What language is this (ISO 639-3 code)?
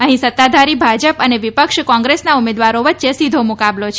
guj